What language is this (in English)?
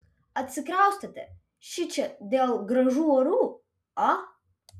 Lithuanian